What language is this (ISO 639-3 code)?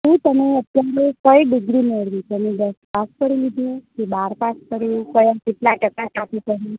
guj